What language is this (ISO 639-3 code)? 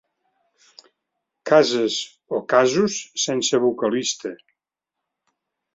cat